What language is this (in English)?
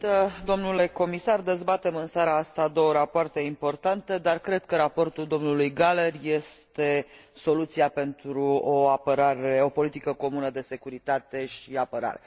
Romanian